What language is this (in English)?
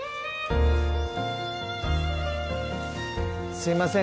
Japanese